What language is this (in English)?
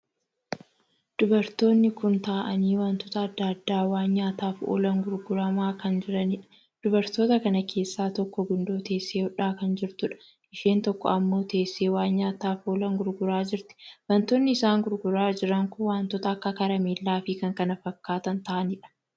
Oromo